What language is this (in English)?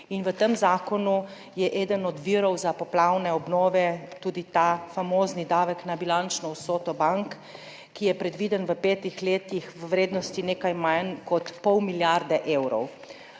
Slovenian